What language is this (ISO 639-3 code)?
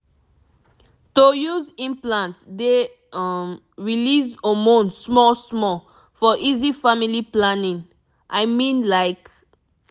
pcm